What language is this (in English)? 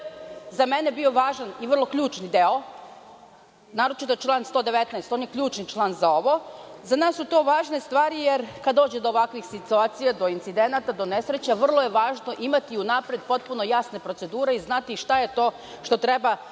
Serbian